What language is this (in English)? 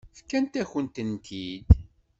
Kabyle